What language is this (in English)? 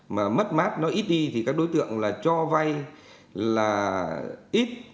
Vietnamese